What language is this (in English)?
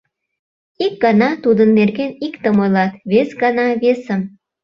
Mari